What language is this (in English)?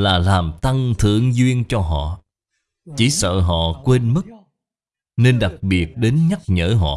Vietnamese